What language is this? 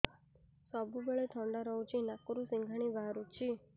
Odia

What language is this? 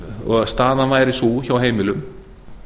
Icelandic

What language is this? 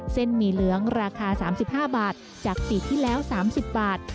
Thai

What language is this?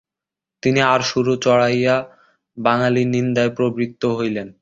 Bangla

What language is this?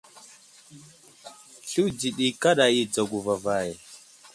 Wuzlam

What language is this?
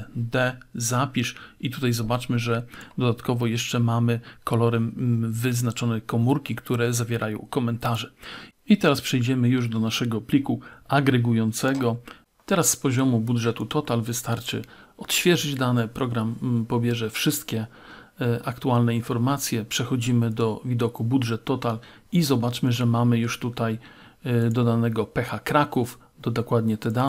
Polish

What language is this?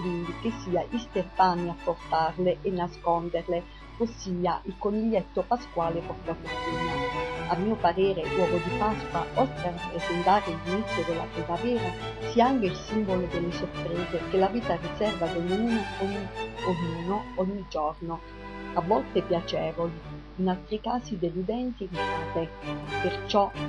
Italian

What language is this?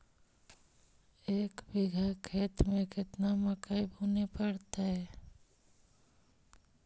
Magahi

